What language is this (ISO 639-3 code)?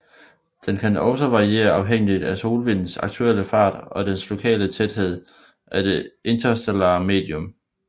dan